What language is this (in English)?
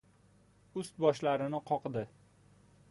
Uzbek